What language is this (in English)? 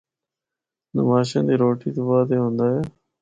Northern Hindko